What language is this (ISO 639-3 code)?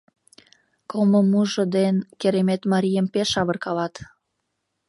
chm